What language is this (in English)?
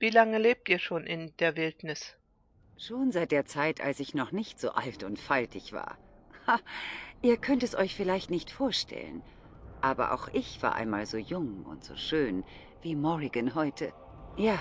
German